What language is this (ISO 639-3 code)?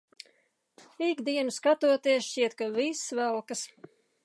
lav